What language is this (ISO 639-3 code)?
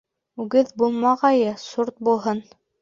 bak